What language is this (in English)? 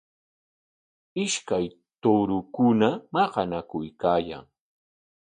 Corongo Ancash Quechua